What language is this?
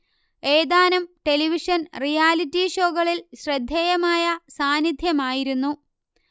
Malayalam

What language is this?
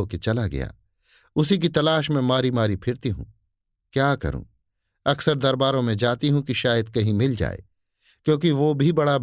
Hindi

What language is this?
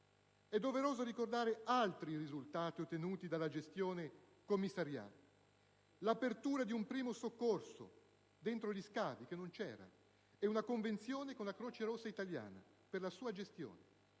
Italian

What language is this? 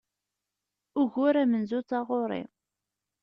Kabyle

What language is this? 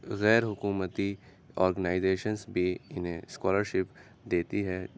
Urdu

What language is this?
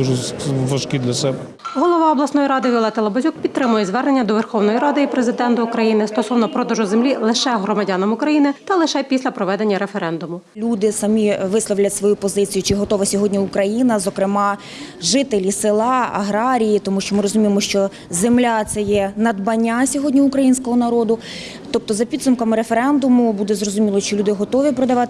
Ukrainian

